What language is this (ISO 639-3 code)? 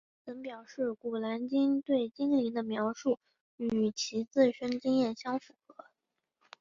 zho